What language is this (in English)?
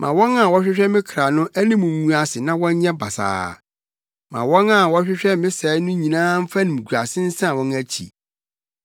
Akan